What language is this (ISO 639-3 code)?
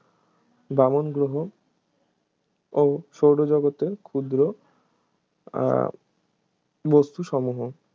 ben